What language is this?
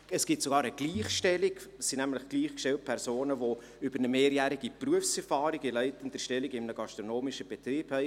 Swiss German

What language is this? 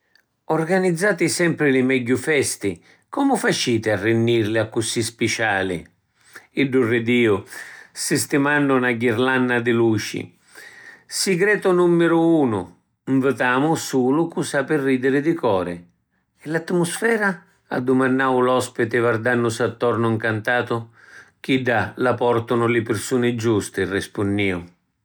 Sicilian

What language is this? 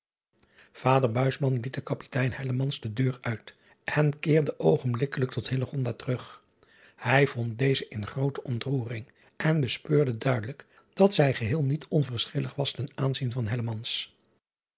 Dutch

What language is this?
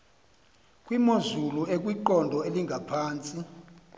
Xhosa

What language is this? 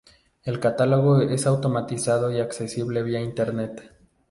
Spanish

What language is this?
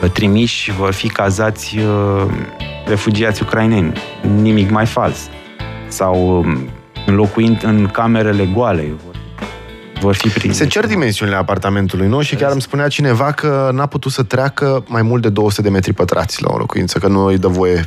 Romanian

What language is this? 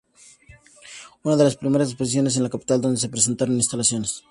Spanish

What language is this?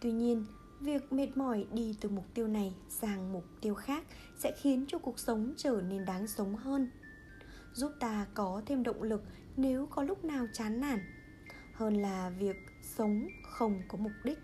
Vietnamese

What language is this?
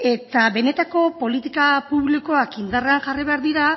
Basque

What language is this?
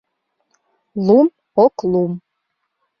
Mari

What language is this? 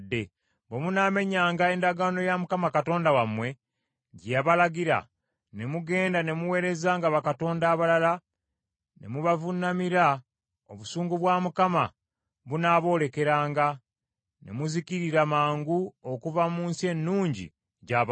Ganda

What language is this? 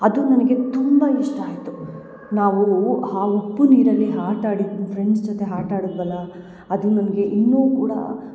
Kannada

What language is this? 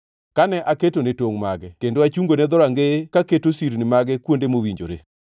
Luo (Kenya and Tanzania)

